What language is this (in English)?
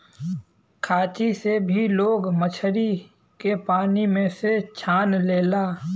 Bhojpuri